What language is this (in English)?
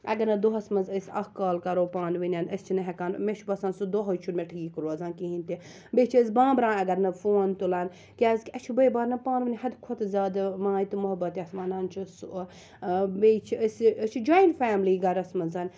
Kashmiri